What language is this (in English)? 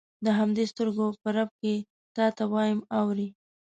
Pashto